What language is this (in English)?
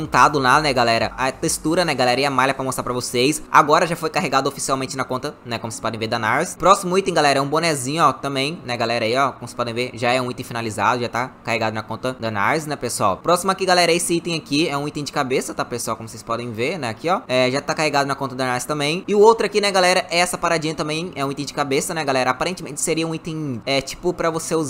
Portuguese